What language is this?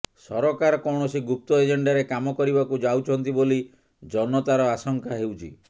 Odia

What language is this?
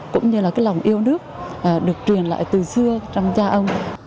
Vietnamese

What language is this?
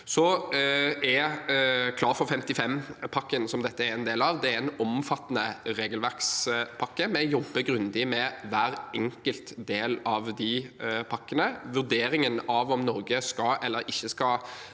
Norwegian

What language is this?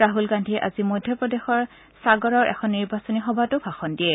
Assamese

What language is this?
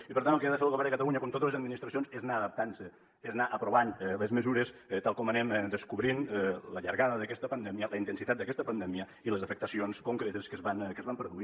Catalan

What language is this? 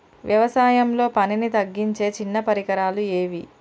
Telugu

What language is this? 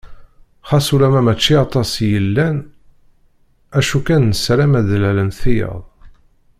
Kabyle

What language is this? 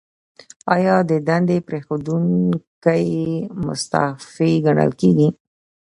Pashto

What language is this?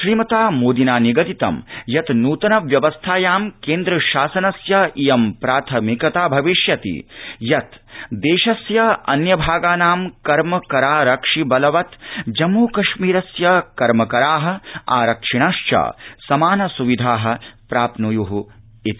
Sanskrit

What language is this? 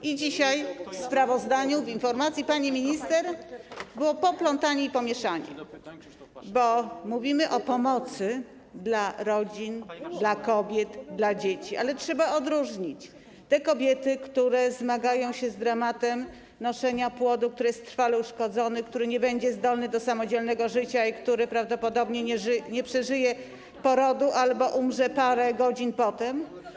Polish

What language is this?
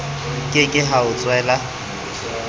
Southern Sotho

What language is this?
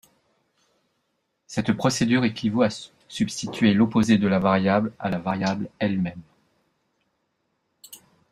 French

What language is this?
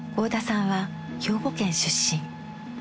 Japanese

